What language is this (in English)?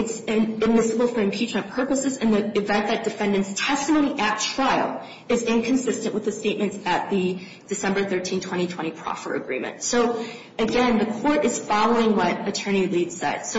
English